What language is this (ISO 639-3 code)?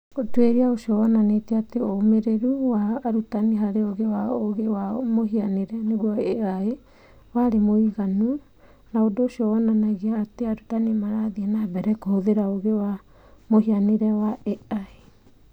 kik